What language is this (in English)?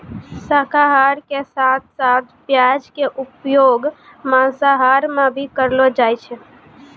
Maithili